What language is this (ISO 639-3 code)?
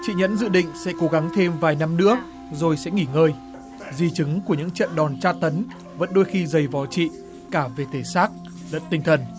vie